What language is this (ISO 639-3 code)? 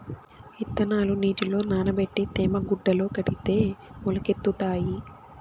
tel